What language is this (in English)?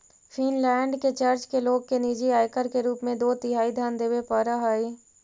Magahi